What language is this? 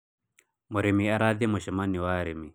Kikuyu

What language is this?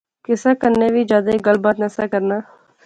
Pahari-Potwari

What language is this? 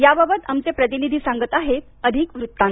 Marathi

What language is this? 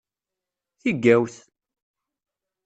Kabyle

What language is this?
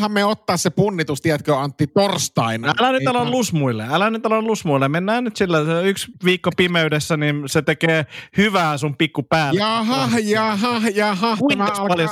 Finnish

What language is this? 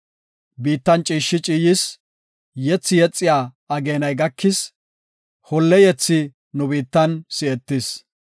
Gofa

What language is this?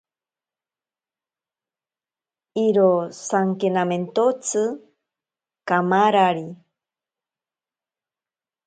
Ashéninka Perené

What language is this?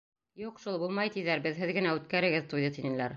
Bashkir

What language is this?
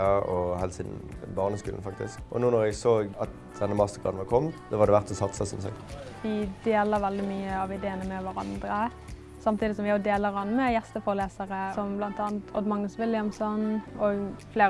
Norwegian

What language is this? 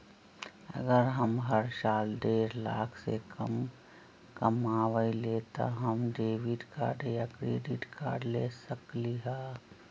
Magahi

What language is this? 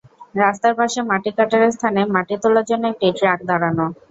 Bangla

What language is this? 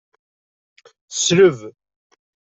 Kabyle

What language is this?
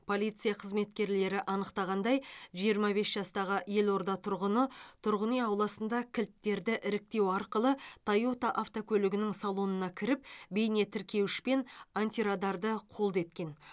Kazakh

